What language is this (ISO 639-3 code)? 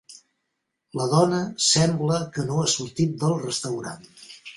cat